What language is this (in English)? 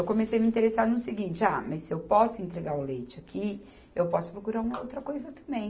Portuguese